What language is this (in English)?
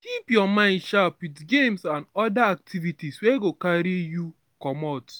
Nigerian Pidgin